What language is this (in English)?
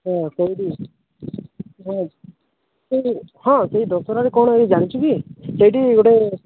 Odia